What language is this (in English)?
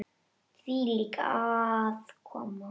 Icelandic